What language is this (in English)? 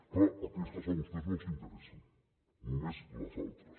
Catalan